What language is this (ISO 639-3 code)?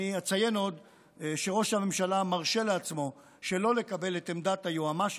heb